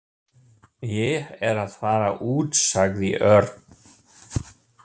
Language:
Icelandic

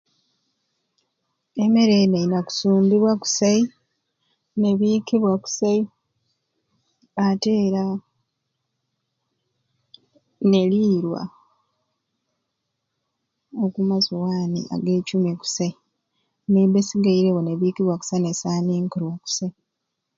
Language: Ruuli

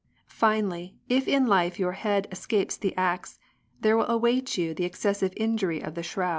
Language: English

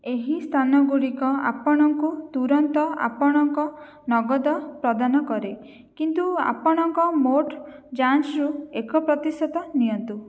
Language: Odia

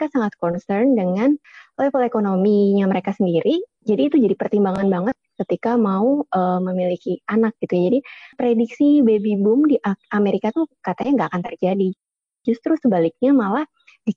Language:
Indonesian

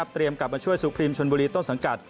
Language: Thai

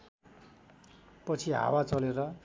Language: Nepali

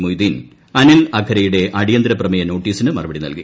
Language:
Malayalam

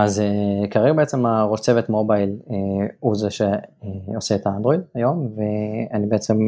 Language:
Hebrew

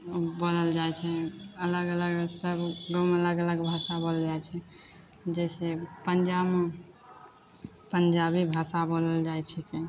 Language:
Maithili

